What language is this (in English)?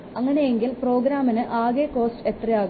Malayalam